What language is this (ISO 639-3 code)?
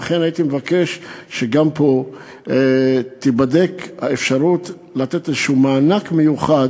heb